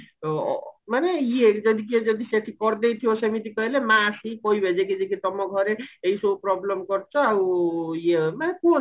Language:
Odia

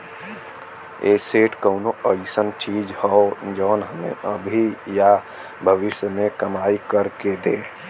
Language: Bhojpuri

